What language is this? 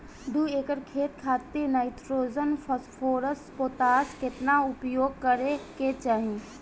Bhojpuri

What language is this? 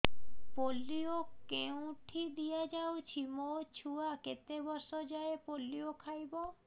Odia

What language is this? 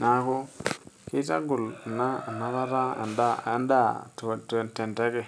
Masai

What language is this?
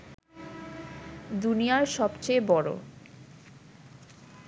Bangla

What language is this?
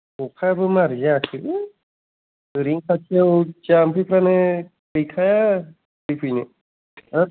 Bodo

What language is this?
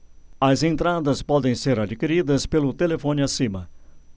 Portuguese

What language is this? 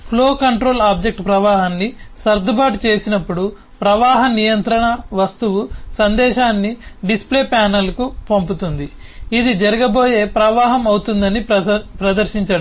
Telugu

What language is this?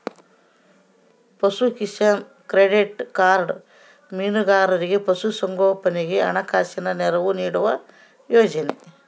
Kannada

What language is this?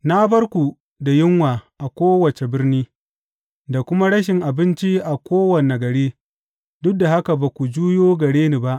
Hausa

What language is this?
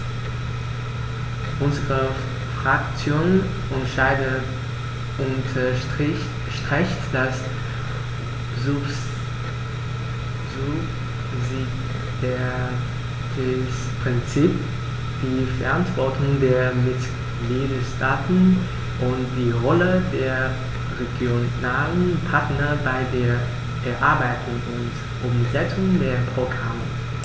German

